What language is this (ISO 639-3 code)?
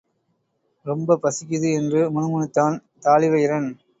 tam